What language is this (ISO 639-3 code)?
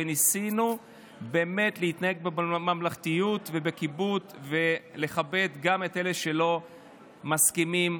heb